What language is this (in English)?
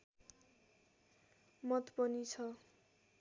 Nepali